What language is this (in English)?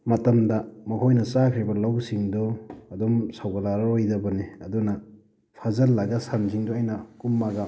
Manipuri